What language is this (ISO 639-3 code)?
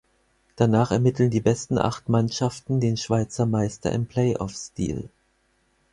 deu